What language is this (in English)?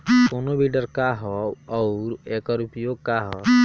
Bhojpuri